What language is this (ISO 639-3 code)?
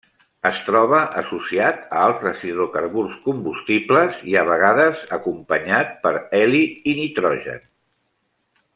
cat